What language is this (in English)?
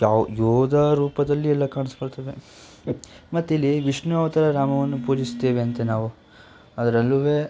Kannada